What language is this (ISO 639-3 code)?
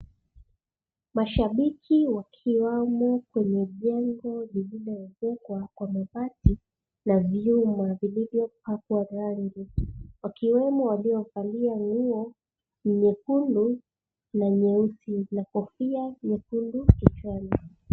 swa